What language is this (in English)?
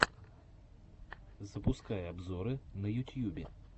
Russian